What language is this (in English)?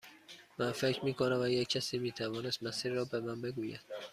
Persian